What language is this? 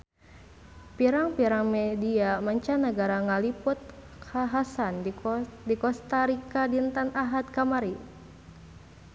Sundanese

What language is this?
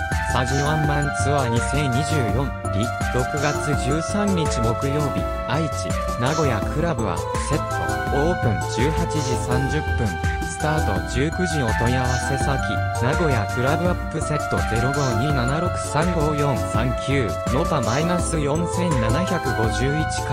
Japanese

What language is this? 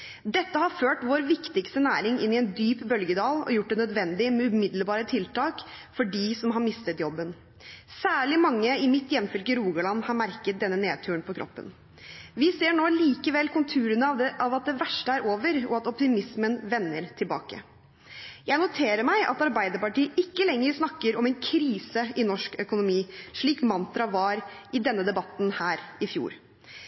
Norwegian Bokmål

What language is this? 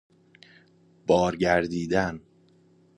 Persian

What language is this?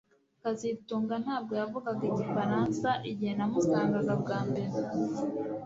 Kinyarwanda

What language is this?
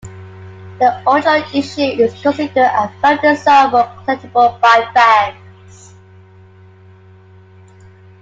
English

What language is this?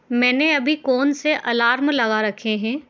Hindi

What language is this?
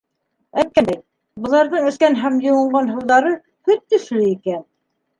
Bashkir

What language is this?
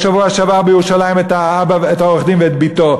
Hebrew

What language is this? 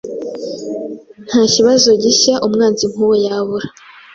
Kinyarwanda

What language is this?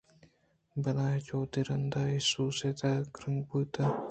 Eastern Balochi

